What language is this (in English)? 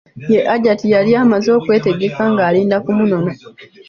Ganda